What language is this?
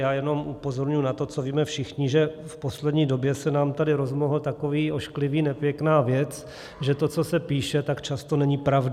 Czech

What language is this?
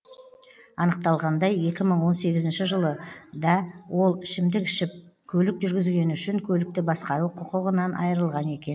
Kazakh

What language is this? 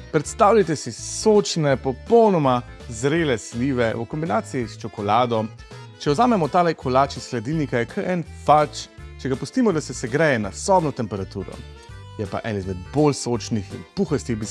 Slovenian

